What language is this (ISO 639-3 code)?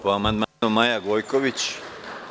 srp